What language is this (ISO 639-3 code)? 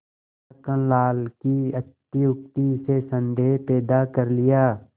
hin